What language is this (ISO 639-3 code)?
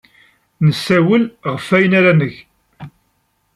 kab